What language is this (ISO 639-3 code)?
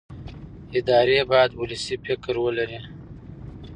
pus